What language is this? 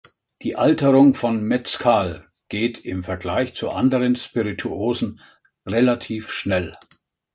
German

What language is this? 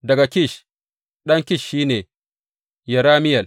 Hausa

